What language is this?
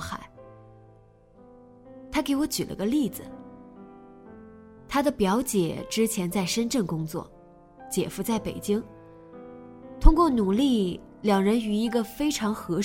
Chinese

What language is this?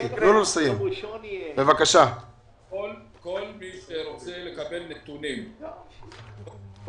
Hebrew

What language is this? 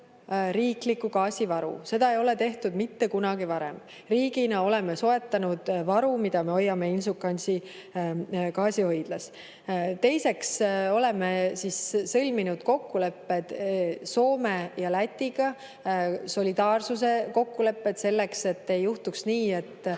Estonian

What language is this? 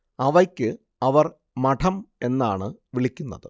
Malayalam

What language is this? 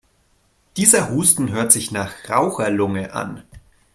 German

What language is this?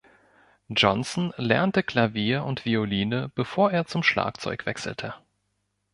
German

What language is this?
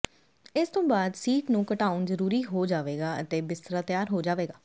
Punjabi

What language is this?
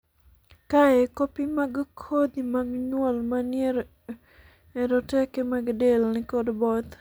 Luo (Kenya and Tanzania)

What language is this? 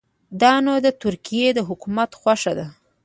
Pashto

